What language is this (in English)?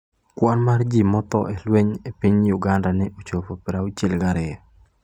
Luo (Kenya and Tanzania)